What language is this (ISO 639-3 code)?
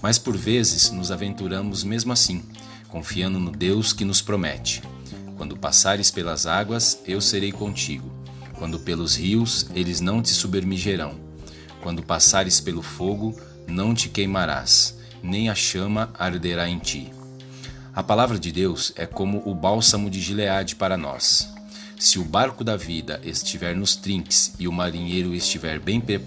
por